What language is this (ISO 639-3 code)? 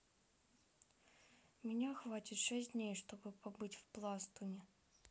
rus